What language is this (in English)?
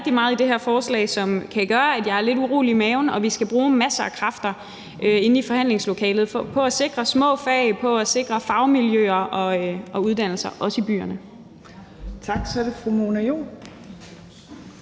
Danish